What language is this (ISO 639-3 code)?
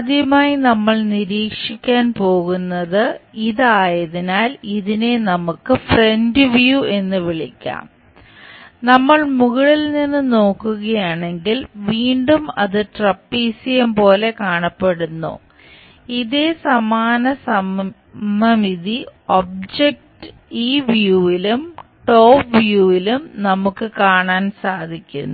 mal